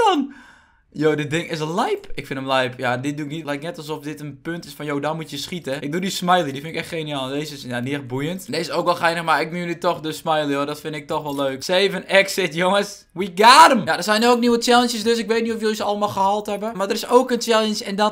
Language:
Dutch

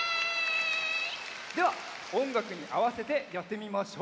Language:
Japanese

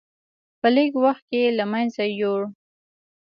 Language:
Pashto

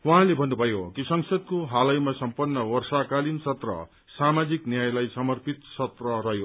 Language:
Nepali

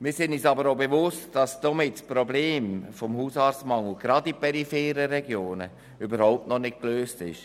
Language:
Swiss German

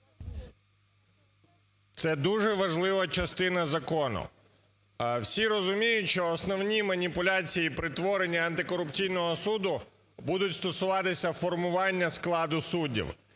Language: Ukrainian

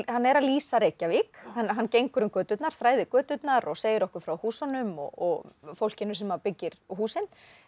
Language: Icelandic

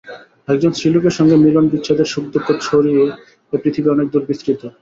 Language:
Bangla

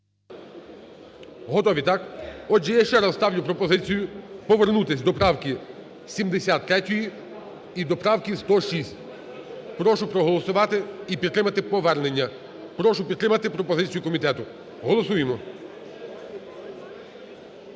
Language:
Ukrainian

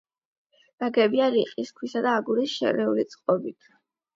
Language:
Georgian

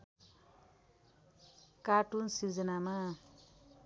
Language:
Nepali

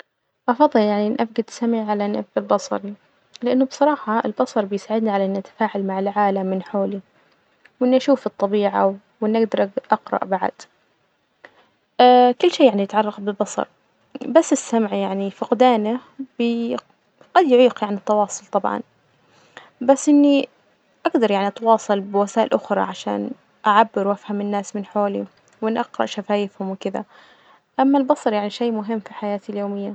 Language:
Najdi Arabic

